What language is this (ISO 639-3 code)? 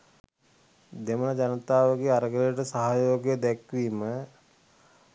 sin